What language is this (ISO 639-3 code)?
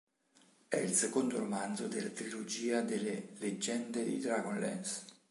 ita